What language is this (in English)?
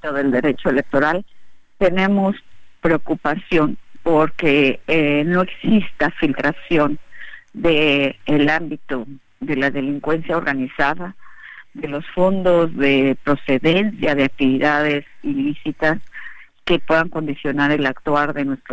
Spanish